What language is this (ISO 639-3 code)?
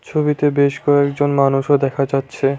ben